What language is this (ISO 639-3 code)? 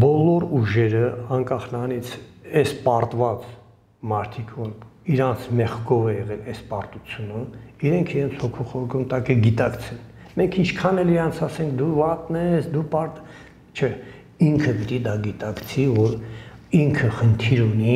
tur